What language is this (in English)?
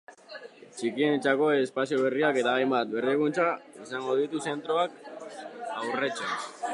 Basque